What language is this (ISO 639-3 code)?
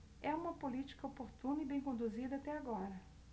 por